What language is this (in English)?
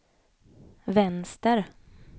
Swedish